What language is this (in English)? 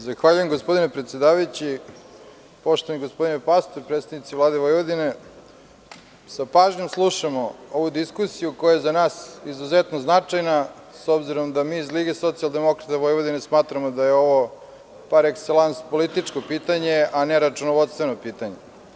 Serbian